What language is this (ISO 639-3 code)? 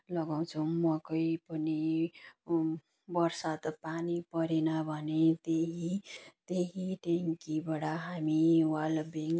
nep